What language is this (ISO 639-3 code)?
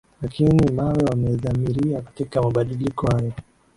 swa